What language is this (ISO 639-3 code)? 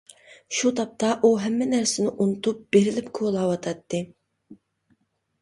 uig